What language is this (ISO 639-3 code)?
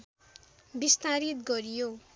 nep